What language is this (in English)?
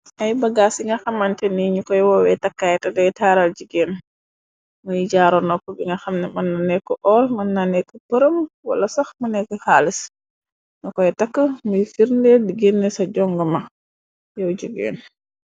Wolof